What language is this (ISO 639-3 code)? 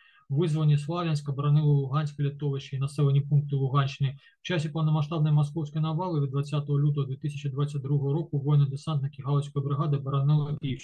ukr